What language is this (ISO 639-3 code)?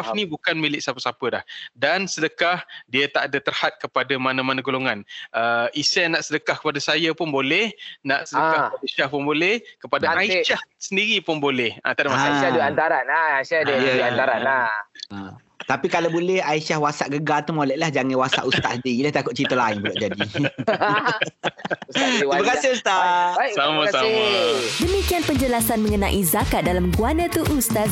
msa